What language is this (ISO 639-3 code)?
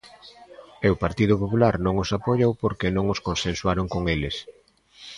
glg